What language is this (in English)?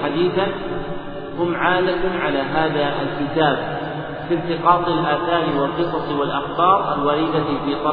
Arabic